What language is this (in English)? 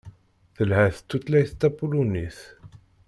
Kabyle